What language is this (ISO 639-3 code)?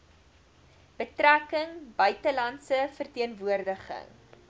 afr